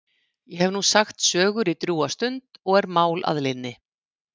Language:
Icelandic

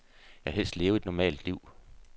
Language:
Danish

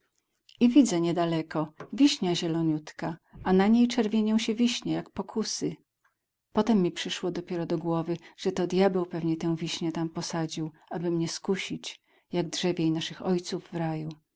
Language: Polish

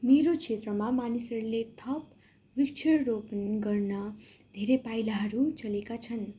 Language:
Nepali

